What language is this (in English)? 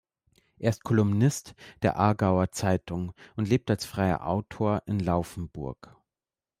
German